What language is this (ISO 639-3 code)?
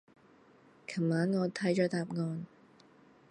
yue